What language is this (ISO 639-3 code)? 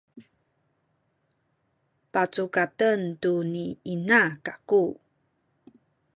szy